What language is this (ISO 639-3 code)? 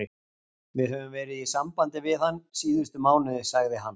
isl